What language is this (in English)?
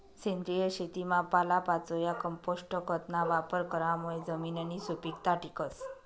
Marathi